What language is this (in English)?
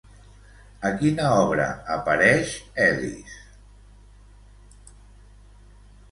Catalan